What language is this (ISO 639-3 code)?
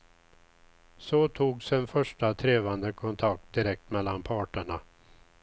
swe